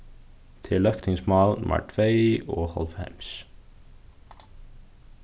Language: Faroese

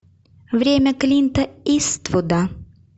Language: Russian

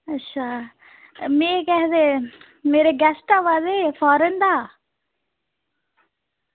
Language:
Dogri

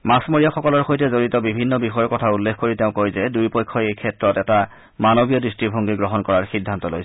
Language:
Assamese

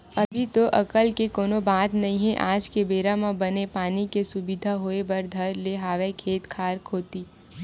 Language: Chhattisgarhi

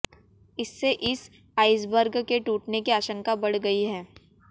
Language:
Hindi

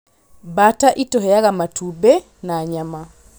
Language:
Kikuyu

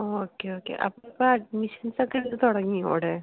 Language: Malayalam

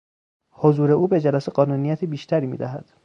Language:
Persian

